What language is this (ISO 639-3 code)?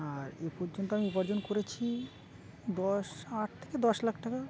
ben